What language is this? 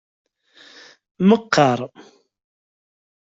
Kabyle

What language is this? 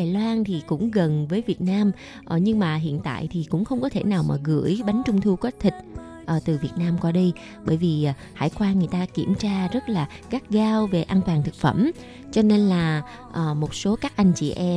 Vietnamese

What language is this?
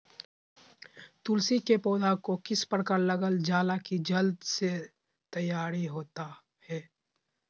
Magahi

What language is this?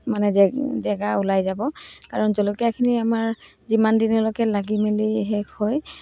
Assamese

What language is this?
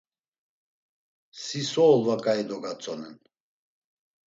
Laz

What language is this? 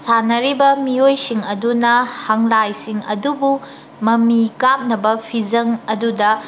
Manipuri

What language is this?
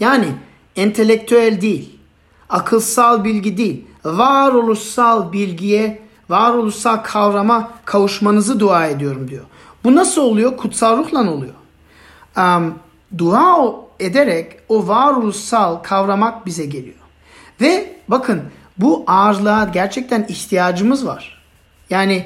Turkish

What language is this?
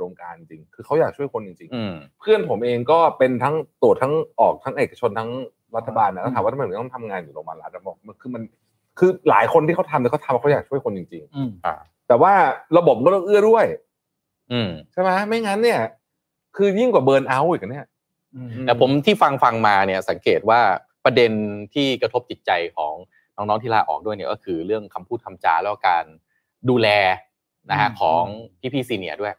Thai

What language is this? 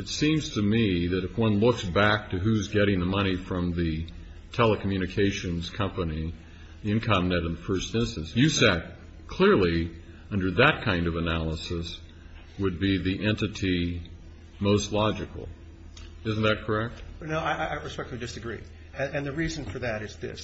English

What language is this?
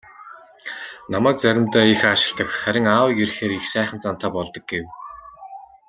Mongolian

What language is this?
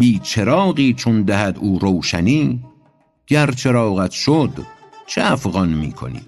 Persian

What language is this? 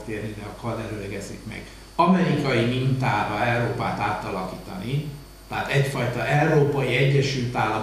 Hungarian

